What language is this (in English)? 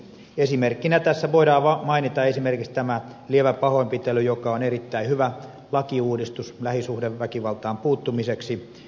Finnish